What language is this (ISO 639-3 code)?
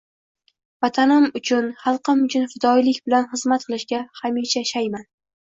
uzb